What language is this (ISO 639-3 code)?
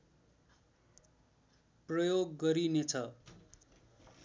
nep